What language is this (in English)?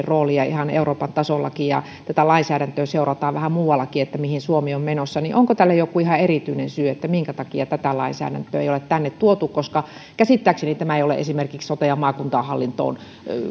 Finnish